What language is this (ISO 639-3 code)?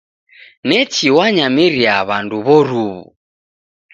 dav